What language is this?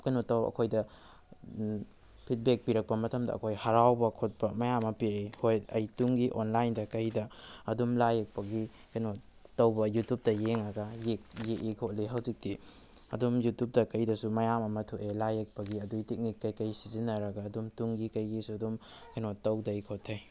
Manipuri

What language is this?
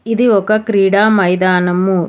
Telugu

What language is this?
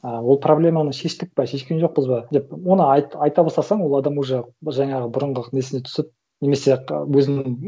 Kazakh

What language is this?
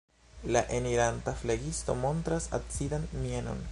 Esperanto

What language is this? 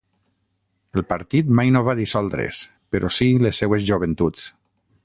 Catalan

